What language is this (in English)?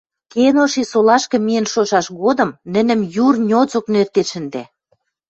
Western Mari